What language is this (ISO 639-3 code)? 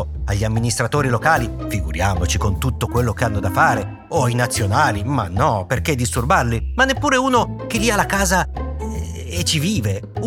ita